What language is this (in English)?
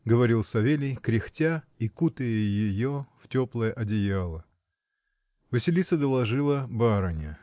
Russian